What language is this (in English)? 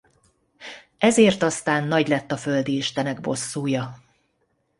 Hungarian